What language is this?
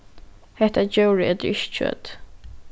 Faroese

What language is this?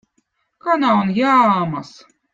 Votic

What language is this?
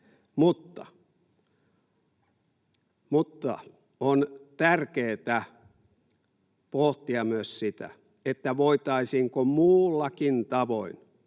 Finnish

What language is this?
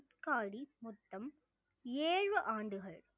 Tamil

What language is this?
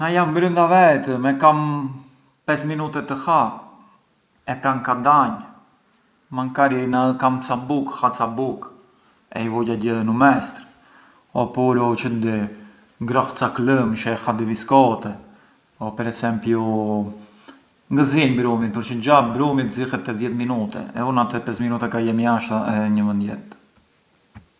Arbëreshë Albanian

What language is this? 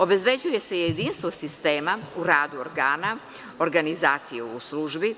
Serbian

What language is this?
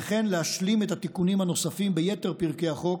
Hebrew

